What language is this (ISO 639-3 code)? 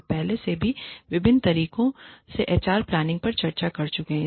hin